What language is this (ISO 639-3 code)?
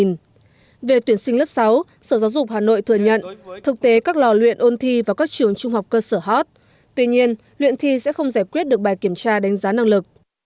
vie